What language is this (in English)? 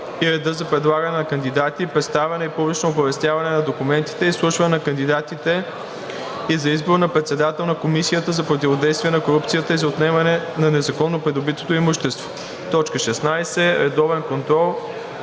Bulgarian